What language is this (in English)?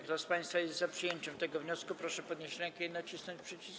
Polish